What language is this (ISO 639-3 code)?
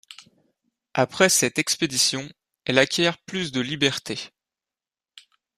fra